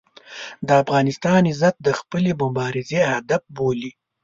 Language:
Pashto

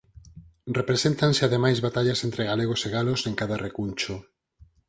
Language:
Galician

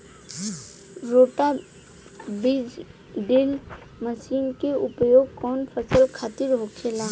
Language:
Bhojpuri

